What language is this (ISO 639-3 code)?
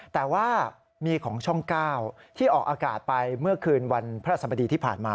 tha